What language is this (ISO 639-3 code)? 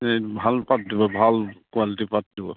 asm